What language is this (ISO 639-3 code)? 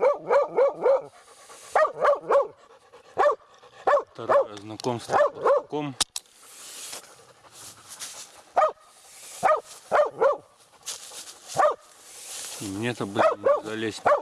rus